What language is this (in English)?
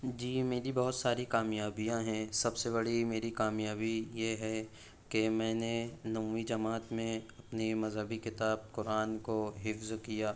Urdu